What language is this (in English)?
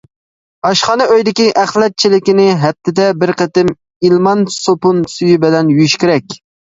Uyghur